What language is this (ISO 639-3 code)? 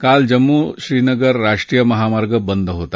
mar